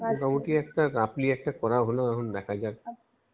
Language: Bangla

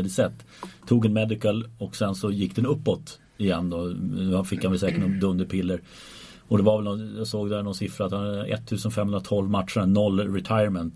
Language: Swedish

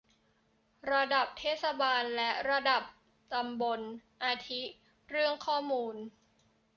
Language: Thai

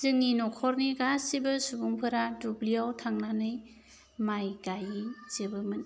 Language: Bodo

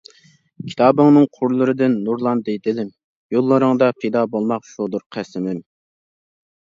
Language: Uyghur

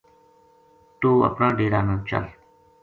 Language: Gujari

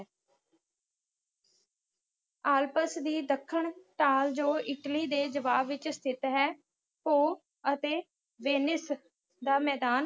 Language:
Punjabi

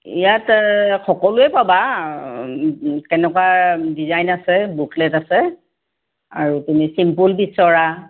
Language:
Assamese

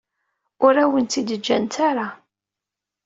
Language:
Kabyle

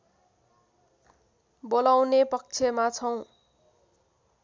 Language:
Nepali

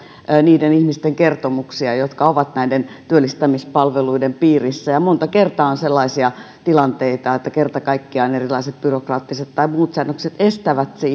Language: Finnish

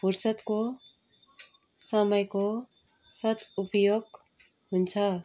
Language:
Nepali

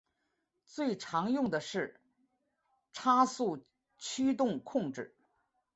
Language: Chinese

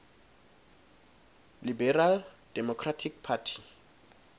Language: Swati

